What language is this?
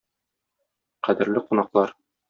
Tatar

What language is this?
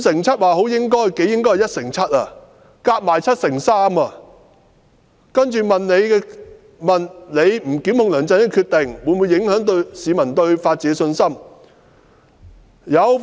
Cantonese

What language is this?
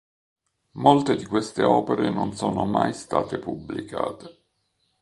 Italian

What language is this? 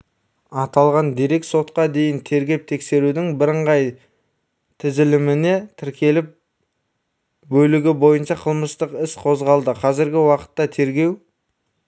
Kazakh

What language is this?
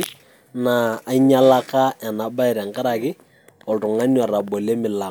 Masai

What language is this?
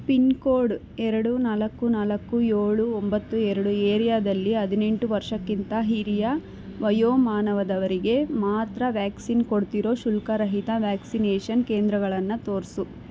Kannada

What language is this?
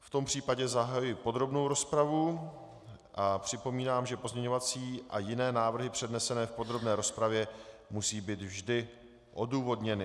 Czech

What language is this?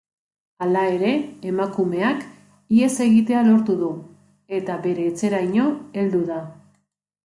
Basque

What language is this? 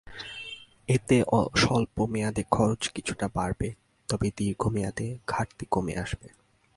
Bangla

